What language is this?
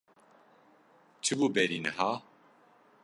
Kurdish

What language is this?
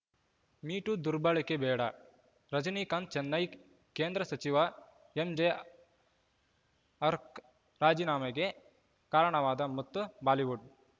Kannada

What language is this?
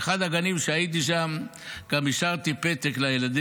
Hebrew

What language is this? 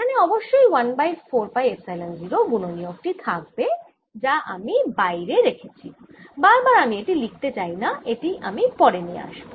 Bangla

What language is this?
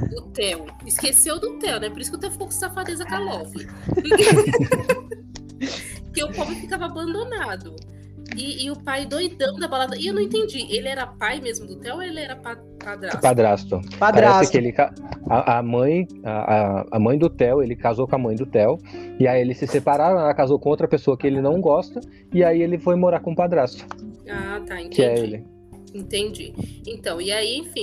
Portuguese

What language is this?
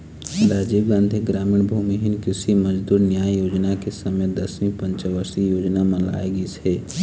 Chhattisgarhi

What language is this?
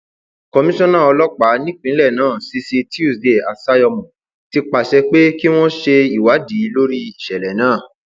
Yoruba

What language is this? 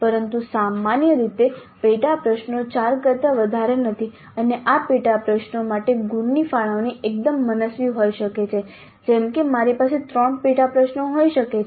Gujarati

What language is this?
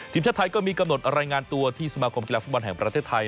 Thai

